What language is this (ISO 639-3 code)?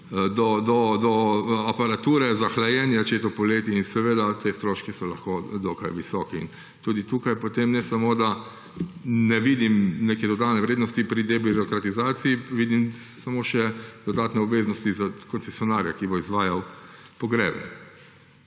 slv